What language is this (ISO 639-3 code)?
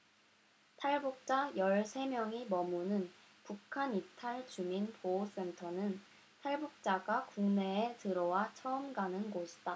kor